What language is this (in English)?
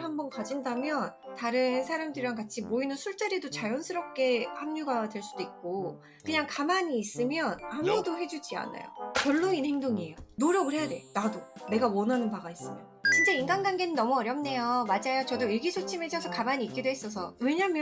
Korean